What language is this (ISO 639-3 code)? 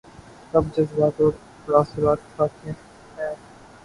urd